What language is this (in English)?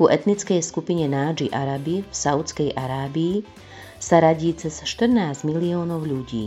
Slovak